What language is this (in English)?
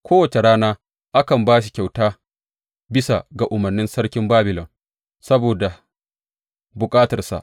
Hausa